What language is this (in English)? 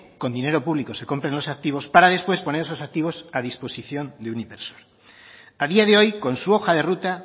Spanish